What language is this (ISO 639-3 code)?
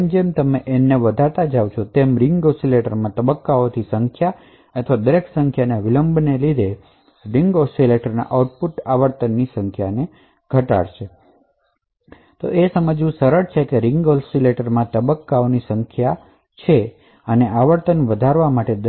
guj